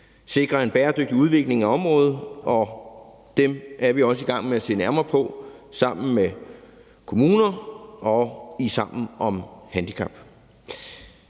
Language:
Danish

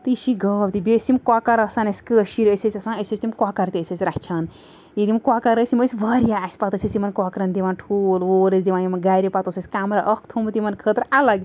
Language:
Kashmiri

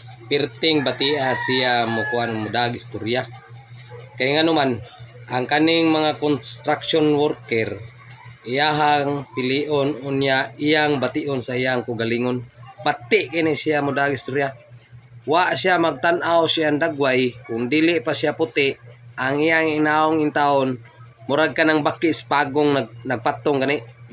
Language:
Filipino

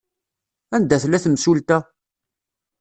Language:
Kabyle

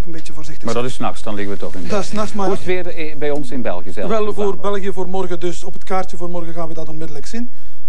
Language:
Dutch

